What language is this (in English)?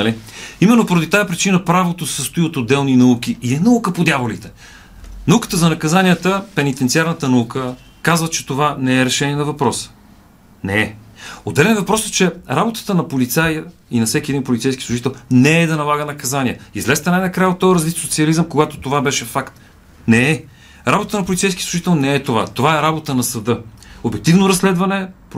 Bulgarian